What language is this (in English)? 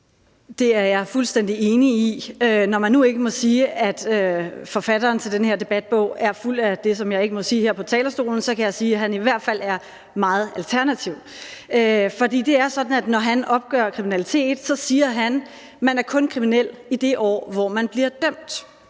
Danish